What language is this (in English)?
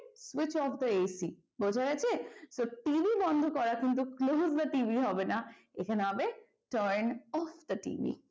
Bangla